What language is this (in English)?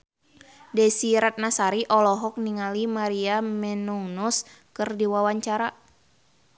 Sundanese